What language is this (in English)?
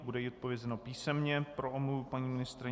Czech